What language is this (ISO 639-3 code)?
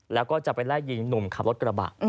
tha